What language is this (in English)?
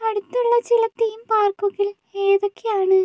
Malayalam